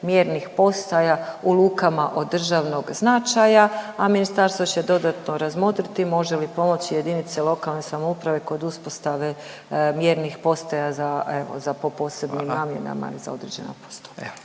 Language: Croatian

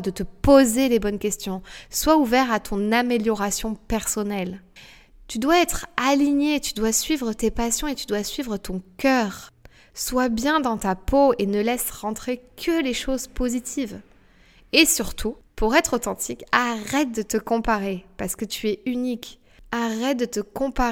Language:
French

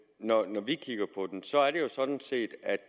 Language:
Danish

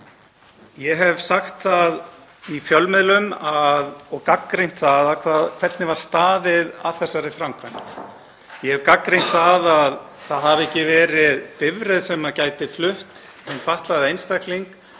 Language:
Icelandic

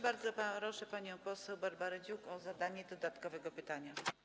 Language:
Polish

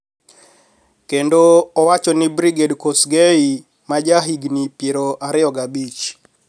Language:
Luo (Kenya and Tanzania)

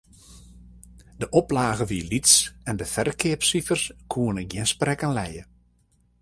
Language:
Western Frisian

